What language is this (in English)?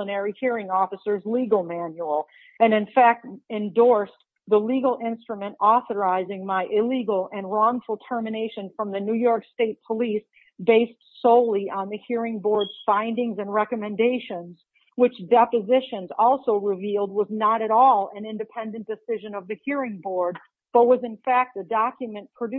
English